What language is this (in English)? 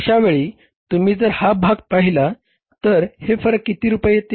Marathi